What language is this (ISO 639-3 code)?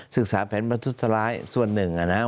tha